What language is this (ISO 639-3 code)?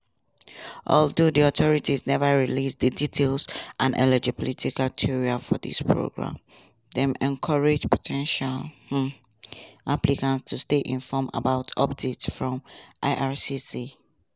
pcm